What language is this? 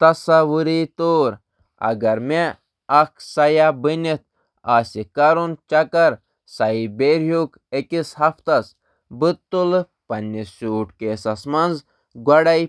Kashmiri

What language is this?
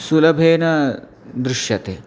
Sanskrit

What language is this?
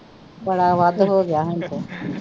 Punjabi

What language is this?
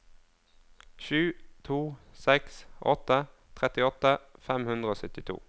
Norwegian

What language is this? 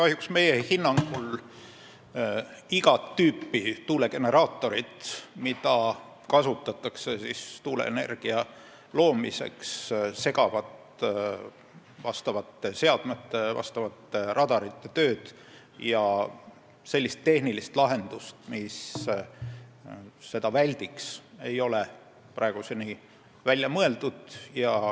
Estonian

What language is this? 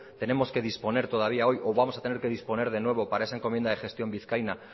Spanish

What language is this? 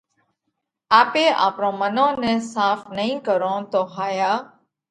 Parkari Koli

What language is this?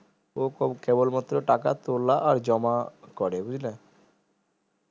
Bangla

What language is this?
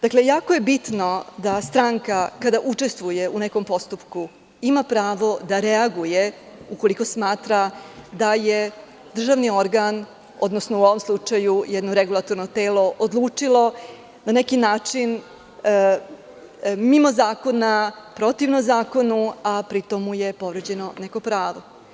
Serbian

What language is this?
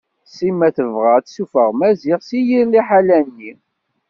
Kabyle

